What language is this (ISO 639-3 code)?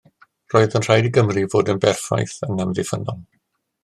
cym